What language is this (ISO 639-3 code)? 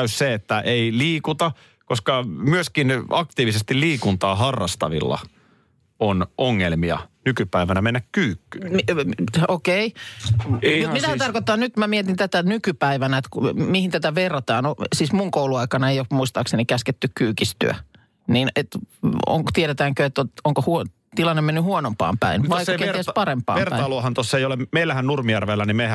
fin